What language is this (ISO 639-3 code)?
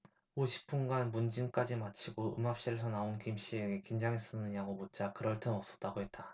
kor